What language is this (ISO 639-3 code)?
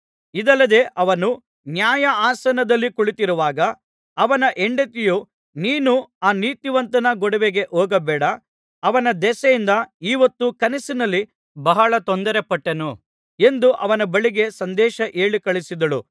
kan